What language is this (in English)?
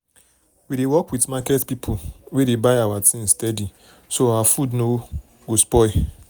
Nigerian Pidgin